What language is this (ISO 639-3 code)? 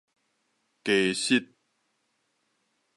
nan